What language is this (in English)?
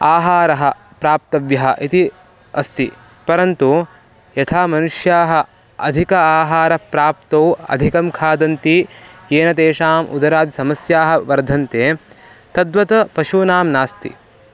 Sanskrit